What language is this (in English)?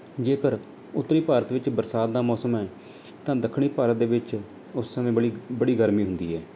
Punjabi